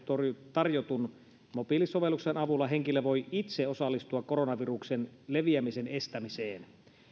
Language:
Finnish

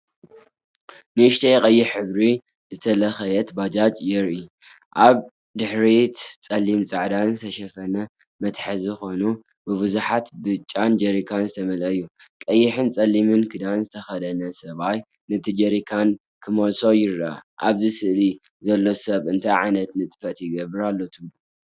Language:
Tigrinya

